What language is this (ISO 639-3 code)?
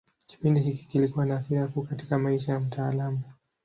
swa